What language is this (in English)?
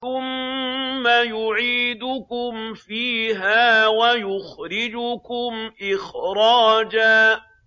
Arabic